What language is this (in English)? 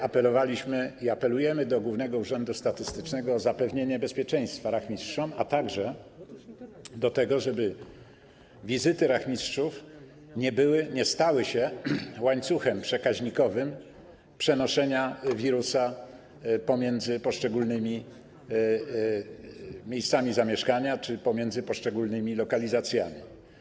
Polish